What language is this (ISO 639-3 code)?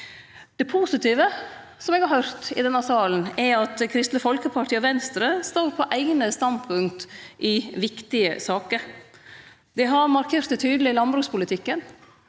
nor